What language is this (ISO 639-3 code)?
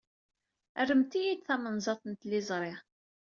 kab